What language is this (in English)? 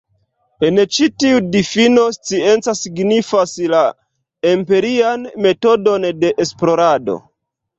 Esperanto